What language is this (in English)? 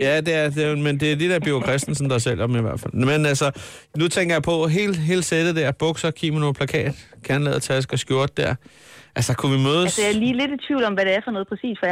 Danish